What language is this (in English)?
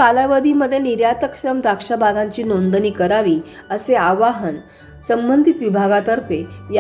Marathi